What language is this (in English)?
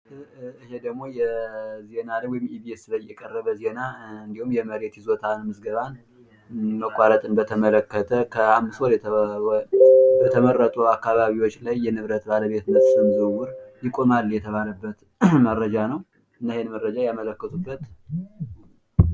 Amharic